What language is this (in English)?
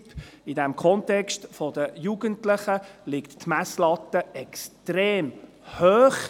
Swiss German